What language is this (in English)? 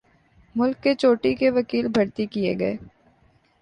Urdu